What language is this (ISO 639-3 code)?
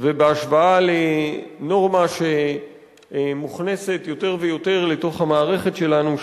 heb